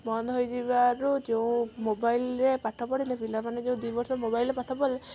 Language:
Odia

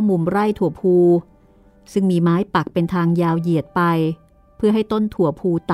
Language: Thai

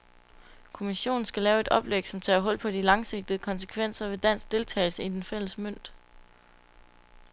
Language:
Danish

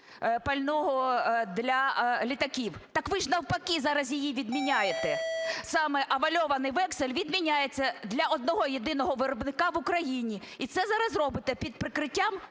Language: Ukrainian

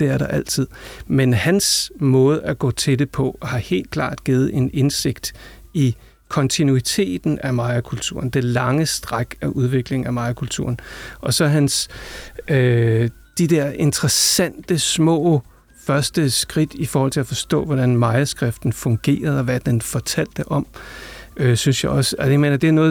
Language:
Danish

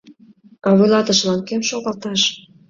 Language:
Mari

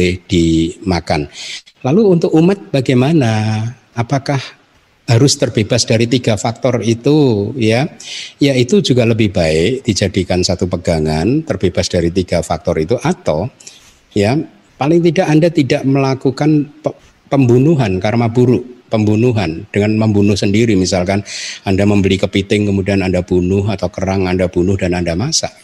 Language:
Indonesian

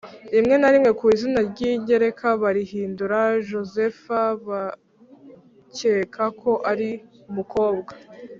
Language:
Kinyarwanda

